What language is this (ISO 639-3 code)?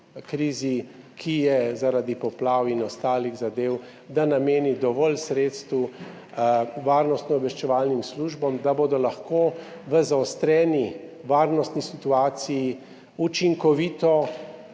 slv